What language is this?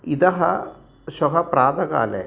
Sanskrit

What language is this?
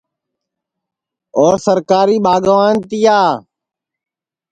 Sansi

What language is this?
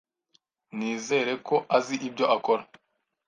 Kinyarwanda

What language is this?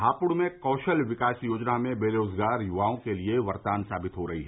Hindi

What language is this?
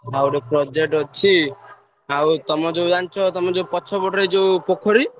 Odia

